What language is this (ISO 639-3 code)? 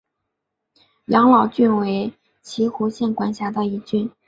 zho